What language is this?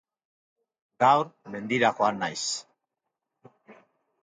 Basque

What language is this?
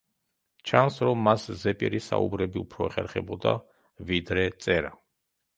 Georgian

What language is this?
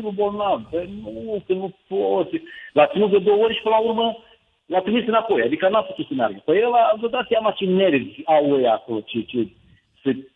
Romanian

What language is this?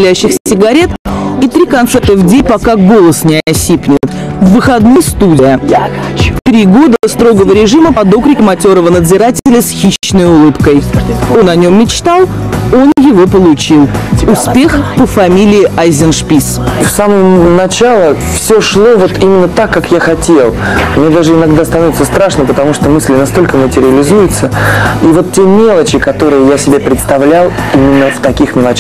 Russian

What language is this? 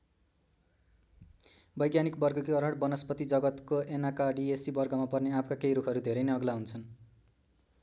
Nepali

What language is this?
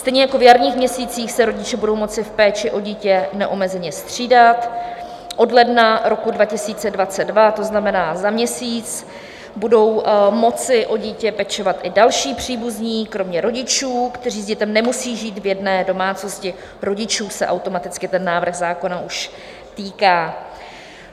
Czech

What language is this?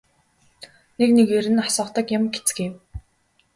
Mongolian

